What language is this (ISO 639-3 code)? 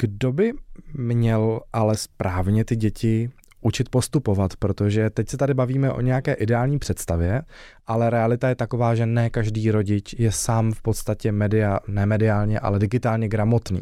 ces